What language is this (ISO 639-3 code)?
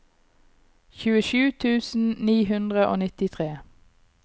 nor